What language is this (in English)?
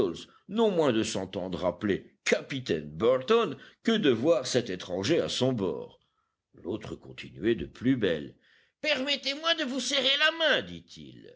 French